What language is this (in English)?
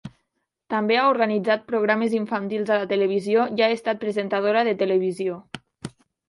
Catalan